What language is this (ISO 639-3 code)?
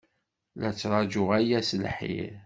kab